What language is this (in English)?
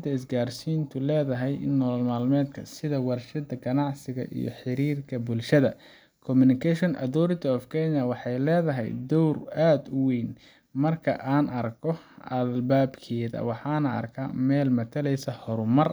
Somali